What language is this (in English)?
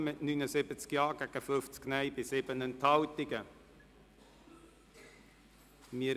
Swiss German